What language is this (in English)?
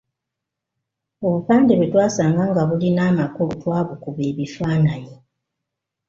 Ganda